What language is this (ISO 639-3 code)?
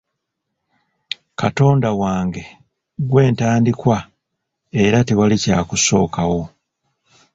lug